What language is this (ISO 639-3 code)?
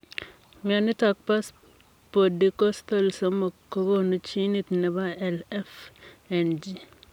kln